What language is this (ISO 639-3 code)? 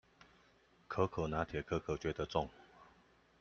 zho